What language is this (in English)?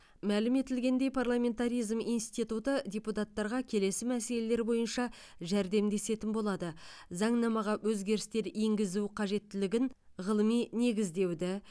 Kazakh